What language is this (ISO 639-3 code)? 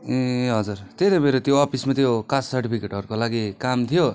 nep